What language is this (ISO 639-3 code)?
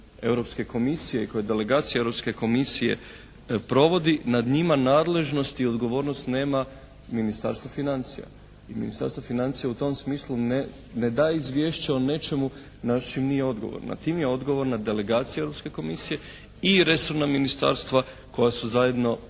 hrv